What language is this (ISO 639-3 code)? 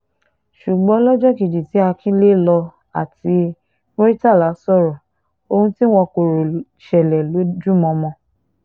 yor